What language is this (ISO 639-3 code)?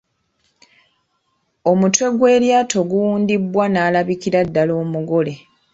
lug